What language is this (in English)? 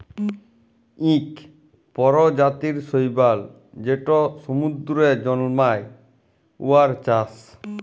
Bangla